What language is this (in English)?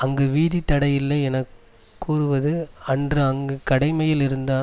Tamil